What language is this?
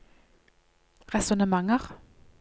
Norwegian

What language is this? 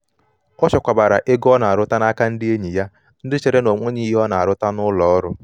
Igbo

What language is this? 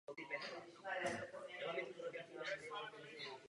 Czech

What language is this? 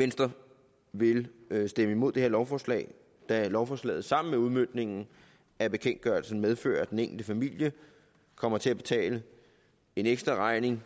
Danish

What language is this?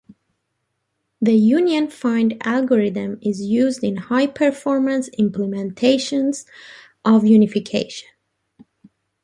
English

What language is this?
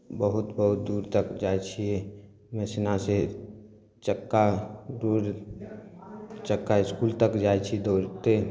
Maithili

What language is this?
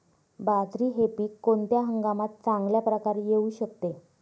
Marathi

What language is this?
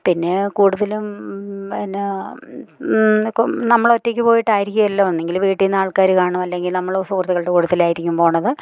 Malayalam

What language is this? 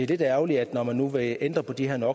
Danish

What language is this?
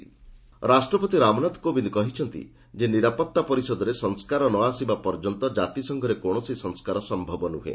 Odia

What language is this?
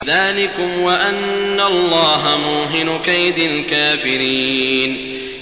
Arabic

